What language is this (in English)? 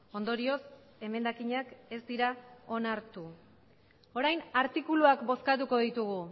Basque